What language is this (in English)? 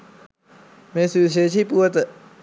Sinhala